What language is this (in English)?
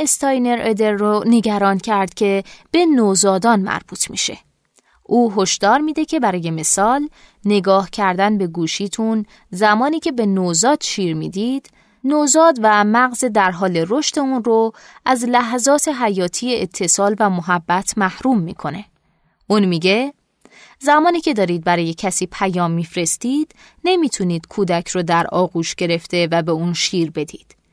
Persian